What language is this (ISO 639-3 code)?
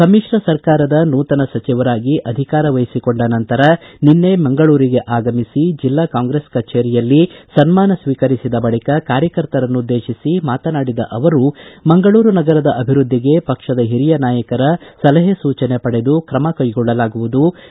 kan